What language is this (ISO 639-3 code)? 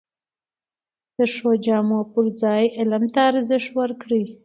pus